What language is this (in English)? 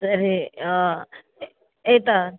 Sanskrit